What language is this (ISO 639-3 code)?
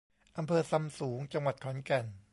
tha